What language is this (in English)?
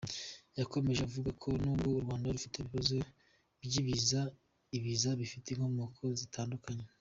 Kinyarwanda